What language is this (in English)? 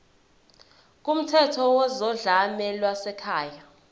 Zulu